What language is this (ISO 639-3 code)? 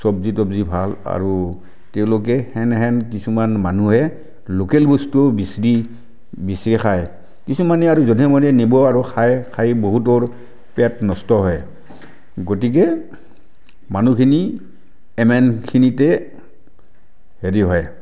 asm